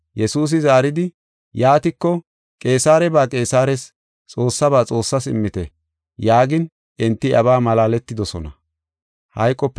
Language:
Gofa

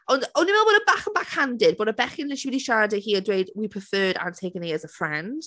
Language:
Welsh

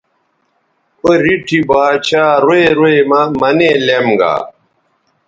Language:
Bateri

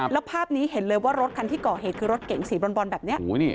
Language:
Thai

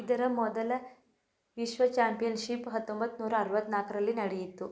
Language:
Kannada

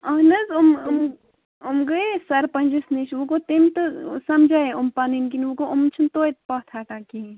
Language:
Kashmiri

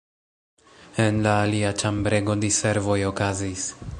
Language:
Esperanto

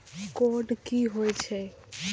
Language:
Maithili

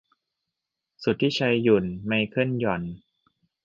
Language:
Thai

